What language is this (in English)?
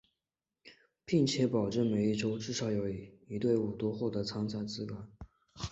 Chinese